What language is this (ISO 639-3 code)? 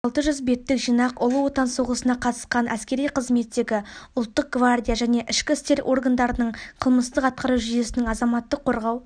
kaz